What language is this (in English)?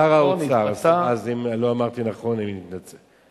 Hebrew